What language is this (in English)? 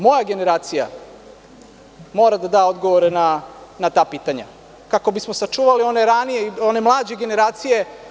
Serbian